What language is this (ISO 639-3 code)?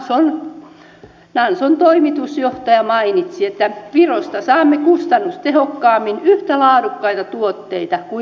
fin